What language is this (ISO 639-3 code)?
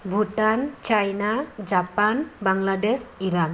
brx